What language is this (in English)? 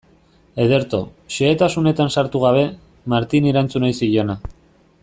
Basque